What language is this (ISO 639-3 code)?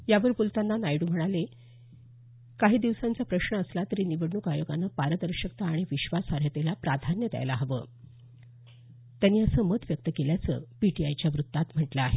mar